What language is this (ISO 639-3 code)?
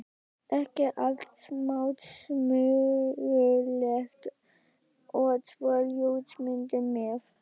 isl